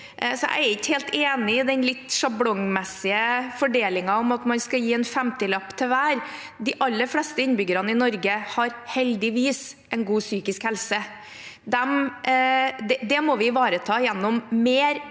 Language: Norwegian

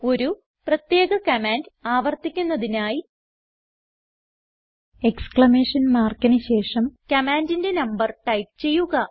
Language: Malayalam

